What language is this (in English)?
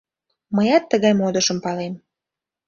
Mari